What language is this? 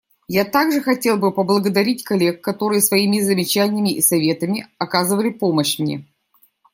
Russian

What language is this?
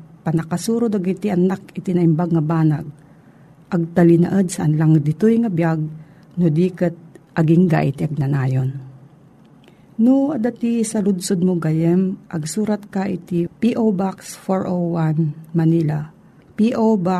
Filipino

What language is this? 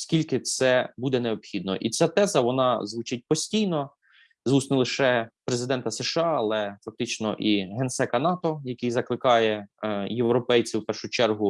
Ukrainian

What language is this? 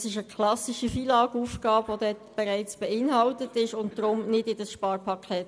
Swiss German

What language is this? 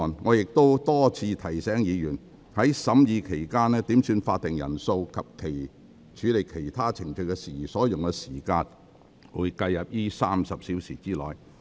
Cantonese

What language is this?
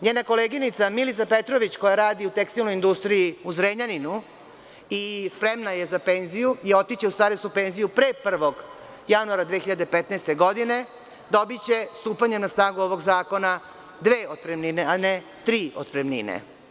Serbian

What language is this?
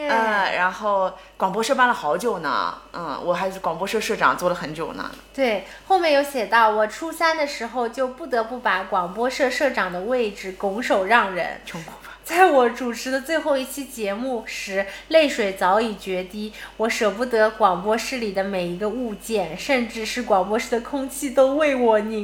Chinese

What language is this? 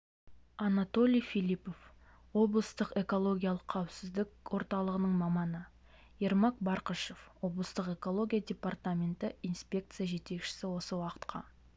Kazakh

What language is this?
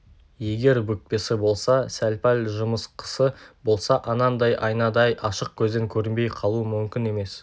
Kazakh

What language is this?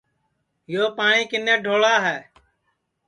Sansi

